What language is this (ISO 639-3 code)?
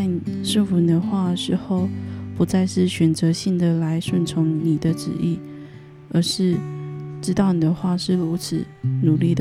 zho